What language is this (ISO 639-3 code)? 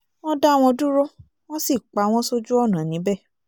yor